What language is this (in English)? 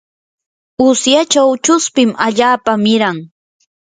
Yanahuanca Pasco Quechua